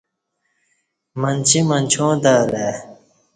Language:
Kati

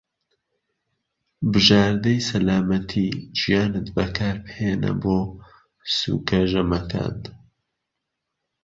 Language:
Central Kurdish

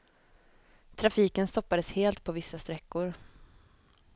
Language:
Swedish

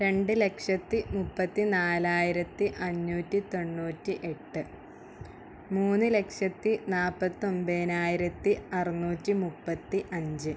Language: Malayalam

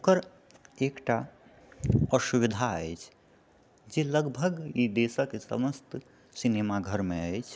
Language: Maithili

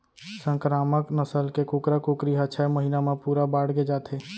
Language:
Chhattisgarhi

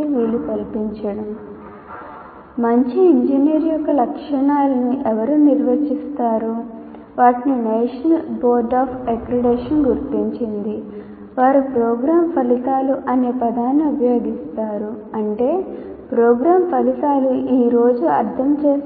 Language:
Telugu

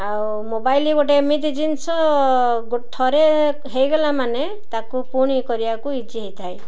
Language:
Odia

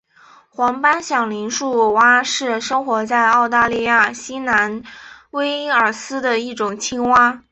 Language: Chinese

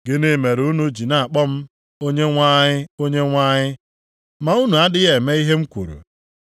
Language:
Igbo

